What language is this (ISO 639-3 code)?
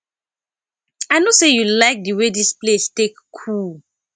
pcm